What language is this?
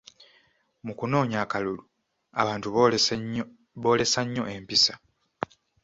Ganda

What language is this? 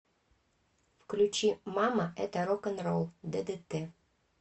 Russian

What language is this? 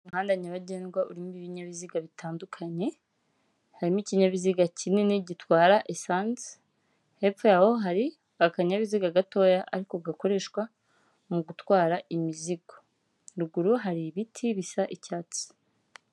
Kinyarwanda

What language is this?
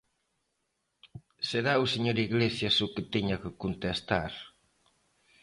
Galician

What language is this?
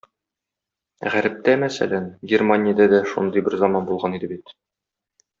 Tatar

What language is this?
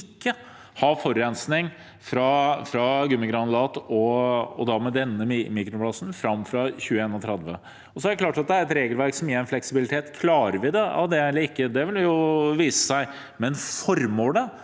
Norwegian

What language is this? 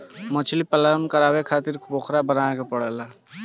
Bhojpuri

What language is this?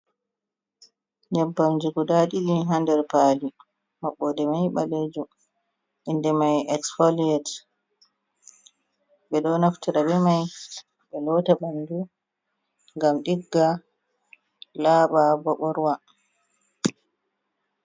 Fula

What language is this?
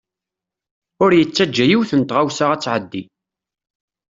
Kabyle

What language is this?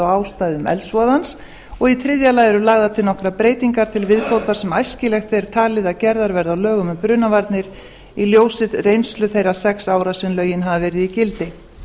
Icelandic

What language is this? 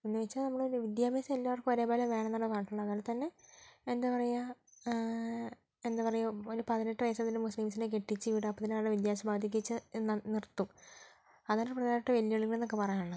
Malayalam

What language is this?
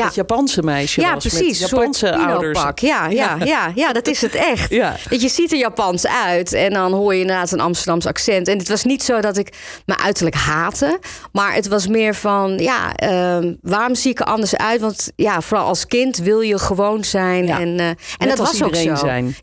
Dutch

